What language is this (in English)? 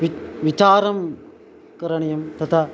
Sanskrit